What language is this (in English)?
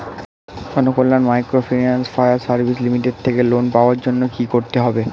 Bangla